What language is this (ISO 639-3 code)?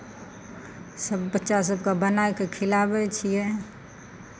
mai